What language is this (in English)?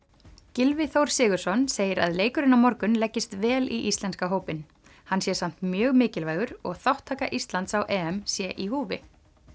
Icelandic